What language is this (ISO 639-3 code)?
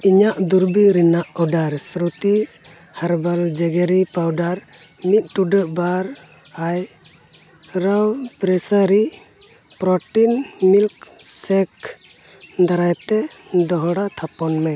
sat